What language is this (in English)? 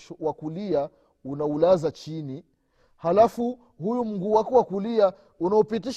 Swahili